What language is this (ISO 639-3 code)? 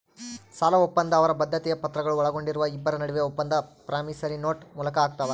kan